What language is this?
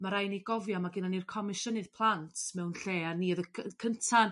Welsh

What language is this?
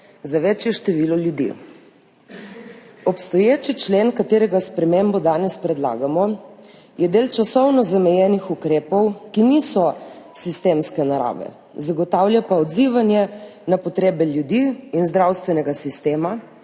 Slovenian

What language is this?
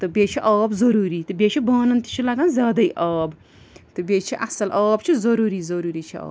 Kashmiri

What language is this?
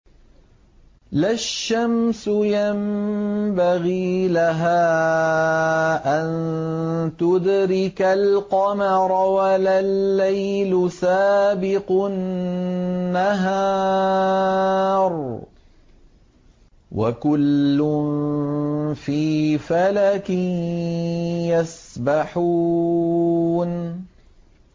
Arabic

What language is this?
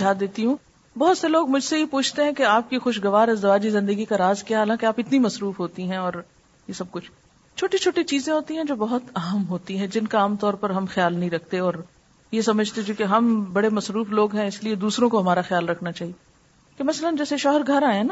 Urdu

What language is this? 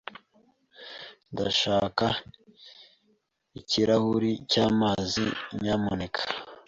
Kinyarwanda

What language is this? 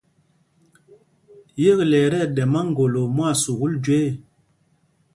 Mpumpong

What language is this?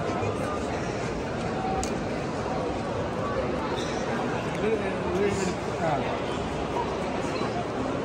Arabic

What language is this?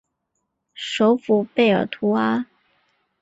Chinese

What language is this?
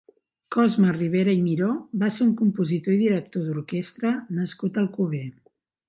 Catalan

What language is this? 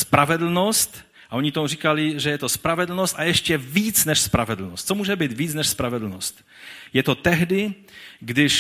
Czech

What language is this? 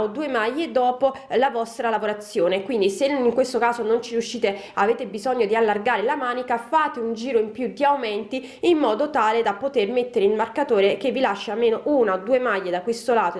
Italian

